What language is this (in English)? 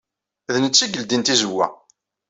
Kabyle